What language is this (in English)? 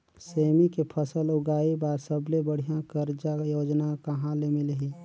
Chhattisgarhi